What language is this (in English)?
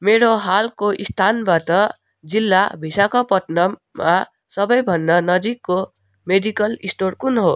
Nepali